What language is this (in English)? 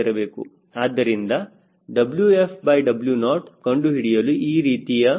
Kannada